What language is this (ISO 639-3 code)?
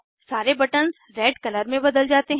hin